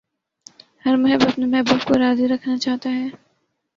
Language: Urdu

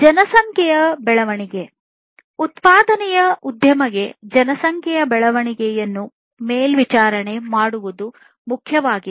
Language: Kannada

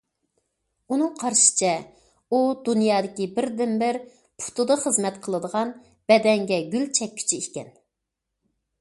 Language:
Uyghur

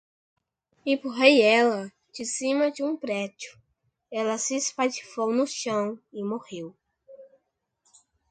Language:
Portuguese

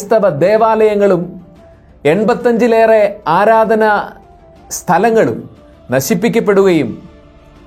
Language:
Malayalam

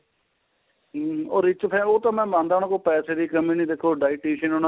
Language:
Punjabi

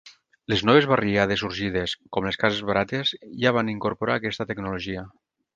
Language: Catalan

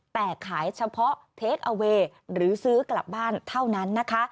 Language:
Thai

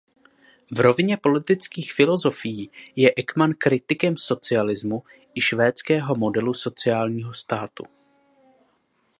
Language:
Czech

